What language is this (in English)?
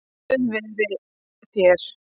Icelandic